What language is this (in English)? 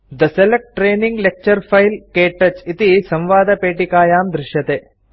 Sanskrit